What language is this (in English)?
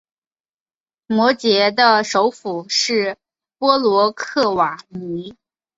Chinese